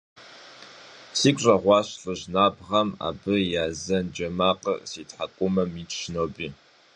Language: Kabardian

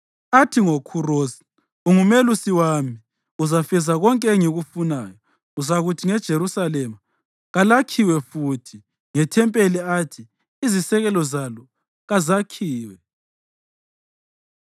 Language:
North Ndebele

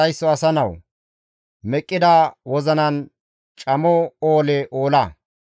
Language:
Gamo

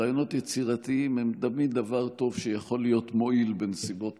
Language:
Hebrew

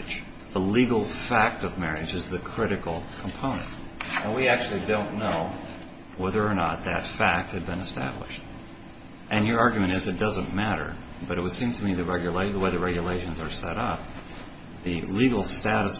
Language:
English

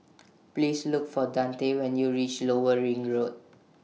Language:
English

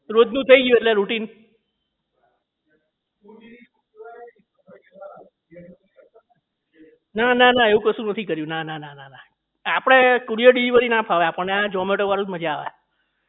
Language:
Gujarati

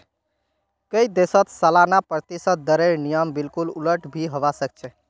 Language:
Magahi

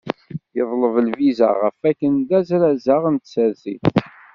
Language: Kabyle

